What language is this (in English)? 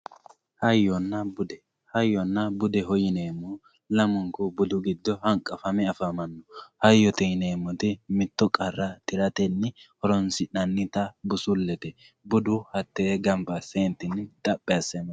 Sidamo